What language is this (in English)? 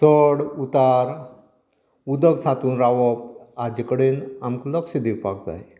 Konkani